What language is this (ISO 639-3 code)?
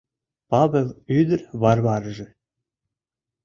chm